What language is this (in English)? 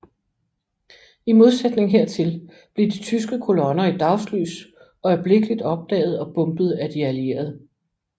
Danish